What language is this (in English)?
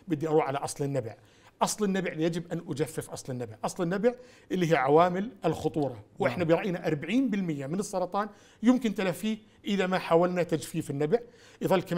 Arabic